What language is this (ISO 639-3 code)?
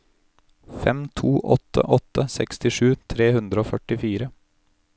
nor